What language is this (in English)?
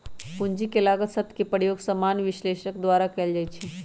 Magahi